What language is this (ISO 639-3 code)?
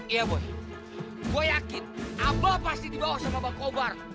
ind